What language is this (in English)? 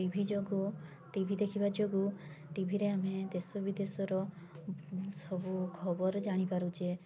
Odia